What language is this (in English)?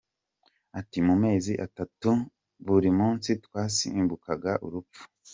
Kinyarwanda